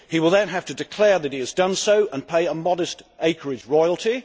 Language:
English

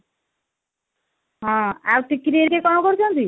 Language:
Odia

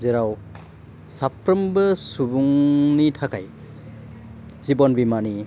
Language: Bodo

